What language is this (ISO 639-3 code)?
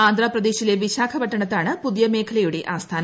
mal